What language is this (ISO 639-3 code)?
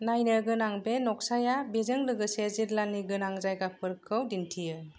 brx